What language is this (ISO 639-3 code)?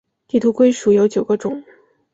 zho